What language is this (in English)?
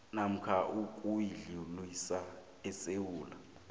South Ndebele